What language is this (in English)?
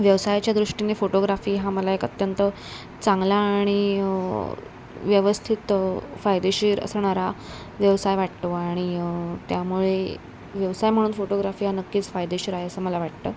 Marathi